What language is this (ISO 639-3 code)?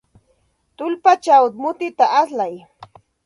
qxt